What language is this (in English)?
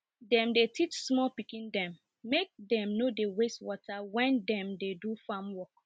Nigerian Pidgin